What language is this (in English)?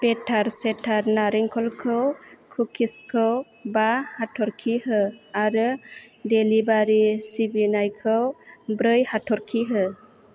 Bodo